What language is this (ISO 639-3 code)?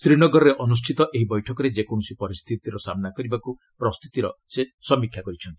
ori